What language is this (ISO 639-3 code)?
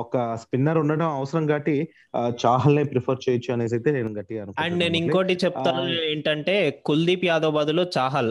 tel